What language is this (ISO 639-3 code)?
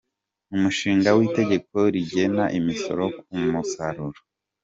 kin